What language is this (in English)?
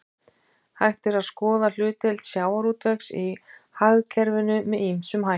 Icelandic